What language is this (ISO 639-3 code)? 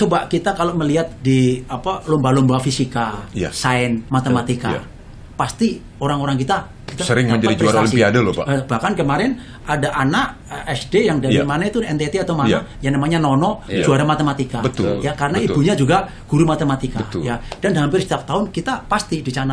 ind